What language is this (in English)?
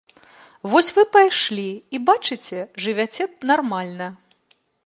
Belarusian